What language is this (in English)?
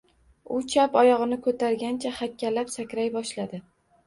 Uzbek